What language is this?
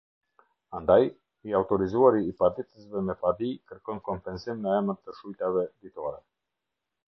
Albanian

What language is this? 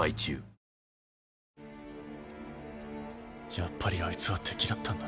Japanese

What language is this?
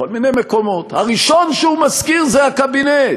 Hebrew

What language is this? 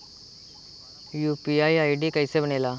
Bhojpuri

